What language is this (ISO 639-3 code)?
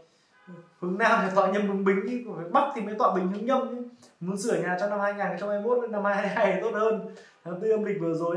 vie